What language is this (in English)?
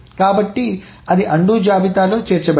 Telugu